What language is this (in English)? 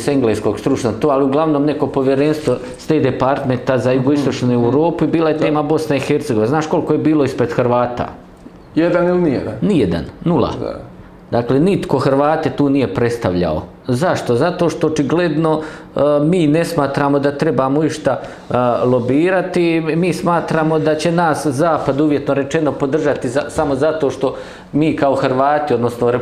Croatian